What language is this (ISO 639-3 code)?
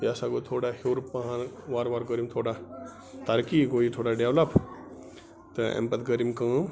kas